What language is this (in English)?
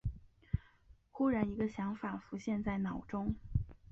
Chinese